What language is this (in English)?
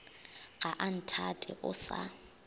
Northern Sotho